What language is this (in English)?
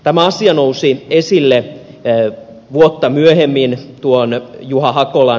Finnish